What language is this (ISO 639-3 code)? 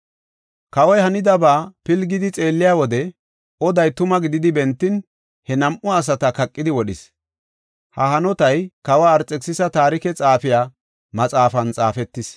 gof